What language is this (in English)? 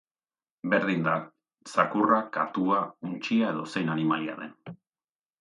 Basque